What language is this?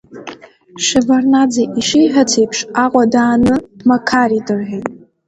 Abkhazian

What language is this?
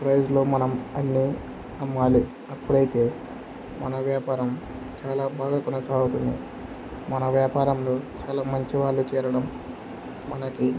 Telugu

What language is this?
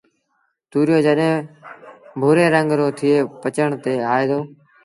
Sindhi Bhil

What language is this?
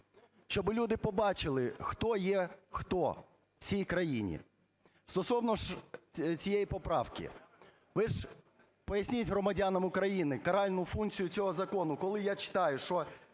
Ukrainian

